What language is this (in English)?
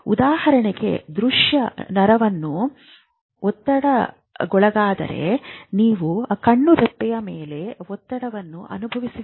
Kannada